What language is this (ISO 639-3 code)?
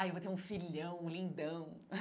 por